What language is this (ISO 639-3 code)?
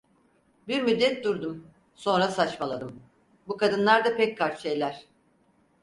tur